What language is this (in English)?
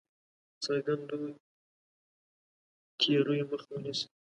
Pashto